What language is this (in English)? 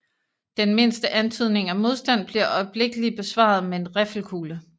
Danish